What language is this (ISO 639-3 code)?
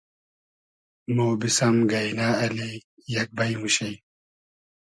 haz